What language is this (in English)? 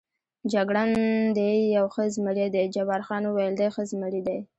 Pashto